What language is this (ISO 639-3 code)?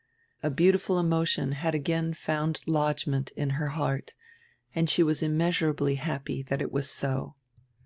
eng